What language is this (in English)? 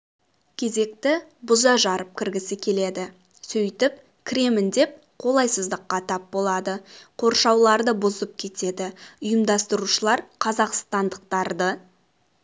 Kazakh